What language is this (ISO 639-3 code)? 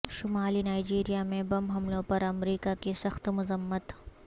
urd